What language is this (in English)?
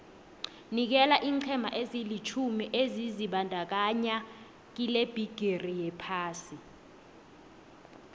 South Ndebele